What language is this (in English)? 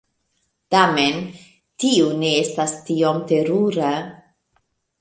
Esperanto